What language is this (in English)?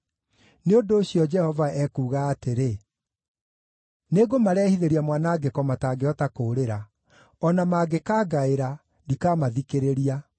Kikuyu